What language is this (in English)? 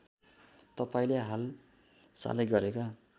Nepali